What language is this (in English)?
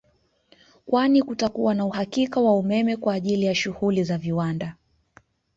Swahili